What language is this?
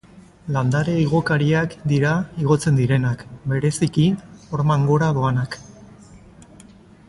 Basque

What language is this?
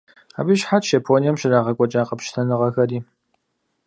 Kabardian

